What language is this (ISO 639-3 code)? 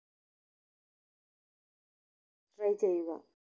mal